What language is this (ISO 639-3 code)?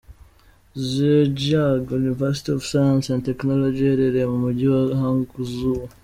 kin